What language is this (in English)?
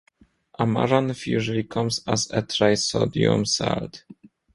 English